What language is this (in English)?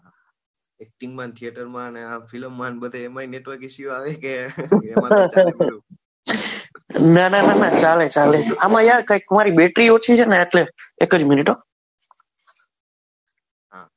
Gujarati